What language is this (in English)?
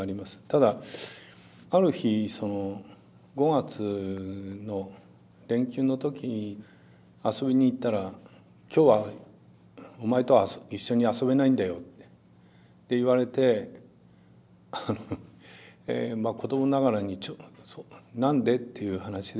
Japanese